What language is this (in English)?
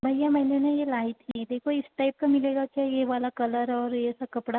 Hindi